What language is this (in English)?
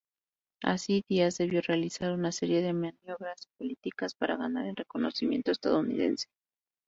Spanish